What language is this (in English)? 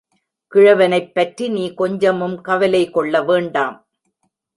Tamil